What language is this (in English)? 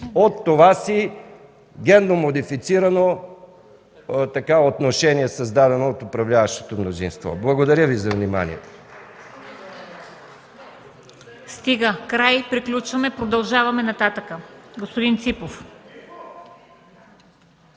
Bulgarian